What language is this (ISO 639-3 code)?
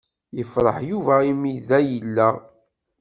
kab